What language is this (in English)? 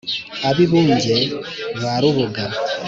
Kinyarwanda